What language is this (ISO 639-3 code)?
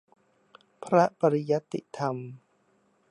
tha